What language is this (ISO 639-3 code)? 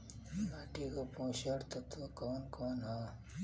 bho